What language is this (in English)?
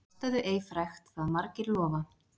Icelandic